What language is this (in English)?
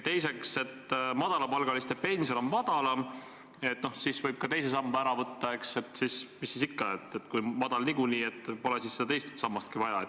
Estonian